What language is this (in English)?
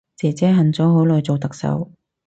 Cantonese